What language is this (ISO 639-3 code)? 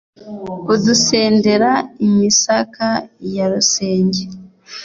kin